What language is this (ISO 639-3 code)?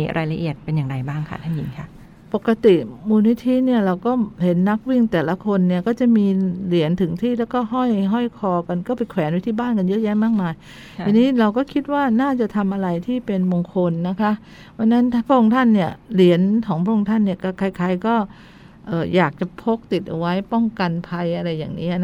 tha